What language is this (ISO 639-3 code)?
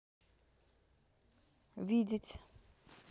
rus